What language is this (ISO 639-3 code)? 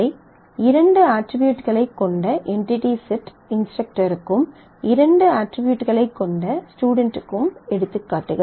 tam